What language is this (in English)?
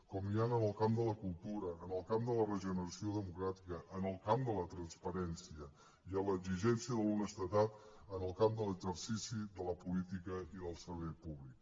Catalan